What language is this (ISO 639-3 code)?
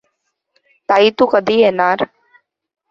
mar